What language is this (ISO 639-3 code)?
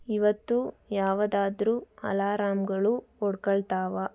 kan